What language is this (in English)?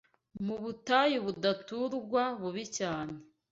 Kinyarwanda